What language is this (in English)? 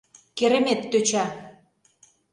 Mari